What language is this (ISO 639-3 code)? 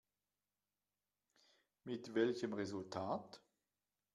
deu